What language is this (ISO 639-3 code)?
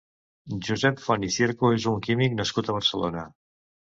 cat